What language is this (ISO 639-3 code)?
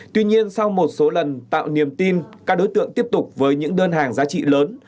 vie